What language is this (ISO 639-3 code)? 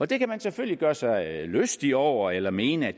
dan